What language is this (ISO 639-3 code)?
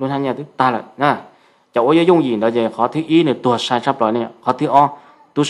vie